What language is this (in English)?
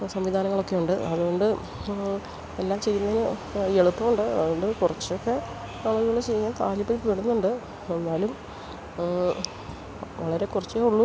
Malayalam